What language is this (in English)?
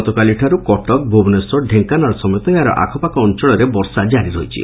Odia